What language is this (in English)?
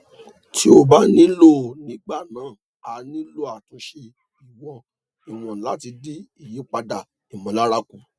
Yoruba